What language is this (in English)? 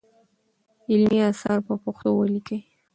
Pashto